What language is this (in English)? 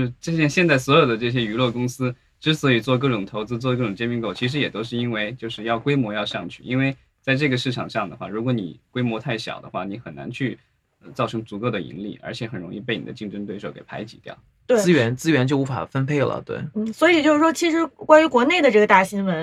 Chinese